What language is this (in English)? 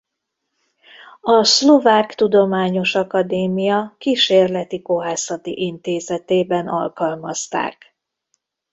Hungarian